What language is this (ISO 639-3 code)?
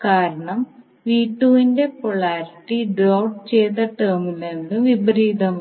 mal